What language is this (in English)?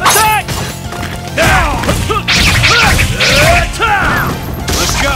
English